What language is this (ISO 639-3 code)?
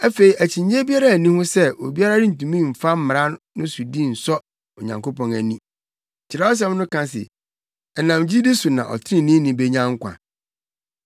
aka